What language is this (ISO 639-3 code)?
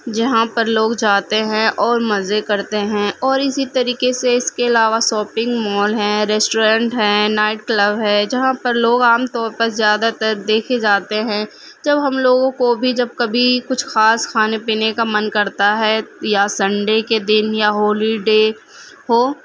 urd